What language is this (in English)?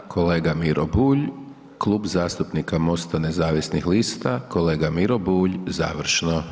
Croatian